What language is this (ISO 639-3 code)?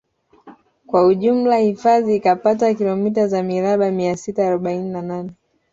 swa